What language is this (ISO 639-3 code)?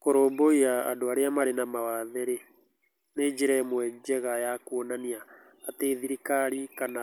kik